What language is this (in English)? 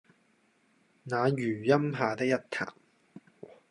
Cantonese